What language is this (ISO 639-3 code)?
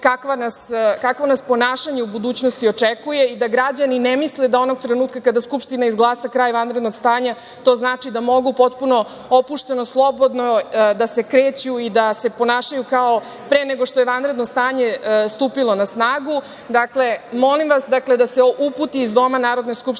srp